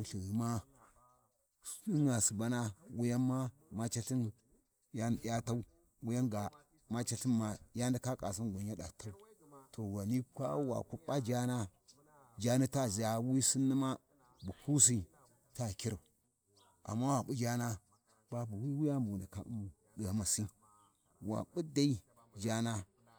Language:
Warji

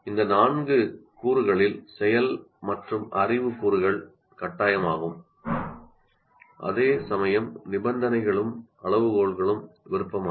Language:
Tamil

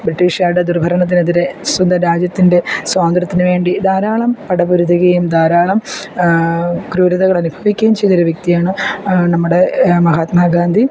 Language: Malayalam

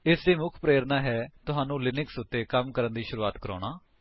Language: Punjabi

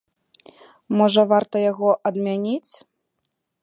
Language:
Belarusian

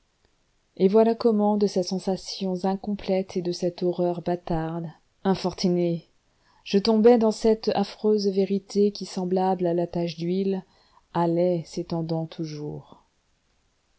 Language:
French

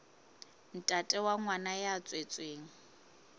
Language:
Southern Sotho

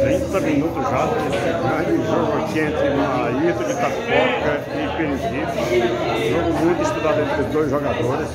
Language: Portuguese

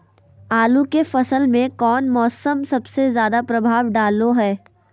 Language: Magahi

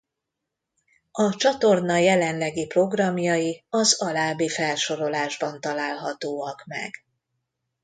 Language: Hungarian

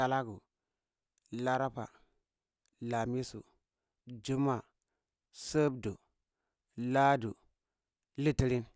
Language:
Cibak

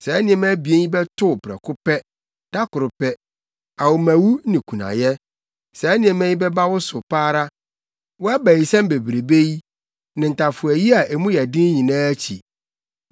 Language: Akan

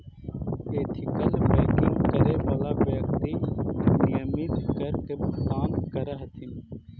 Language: Magahi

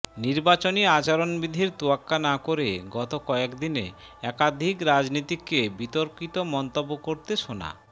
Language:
Bangla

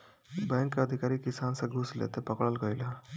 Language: Bhojpuri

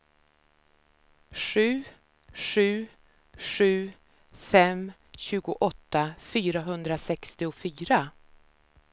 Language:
Swedish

